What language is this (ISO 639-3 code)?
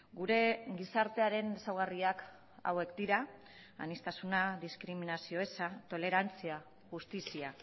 eus